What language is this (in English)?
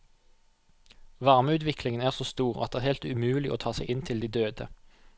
Norwegian